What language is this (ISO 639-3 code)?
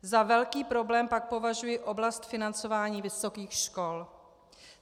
ces